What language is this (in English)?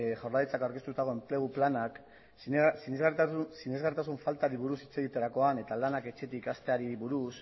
Basque